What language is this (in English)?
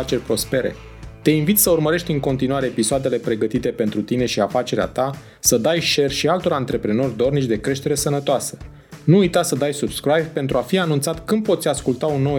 Romanian